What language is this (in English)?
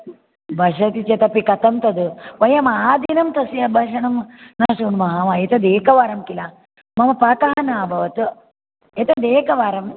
Sanskrit